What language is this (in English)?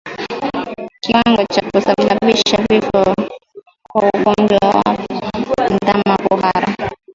Swahili